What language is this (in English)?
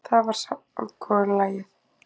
Icelandic